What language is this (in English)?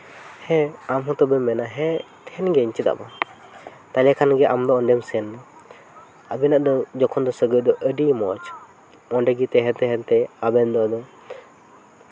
Santali